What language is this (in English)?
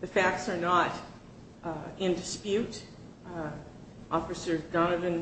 English